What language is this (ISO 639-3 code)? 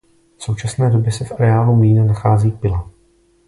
ces